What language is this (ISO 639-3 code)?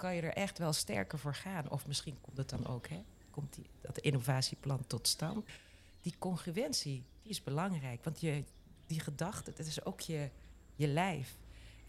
nld